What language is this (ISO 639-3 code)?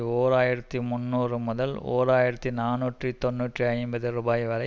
tam